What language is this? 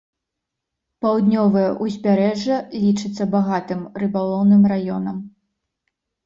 Belarusian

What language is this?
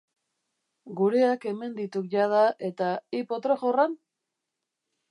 Basque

